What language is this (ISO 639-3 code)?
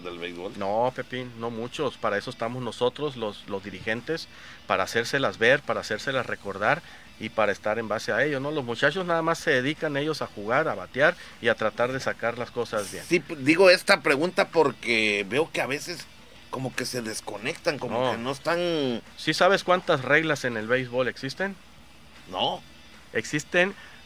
spa